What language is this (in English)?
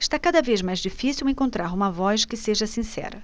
Portuguese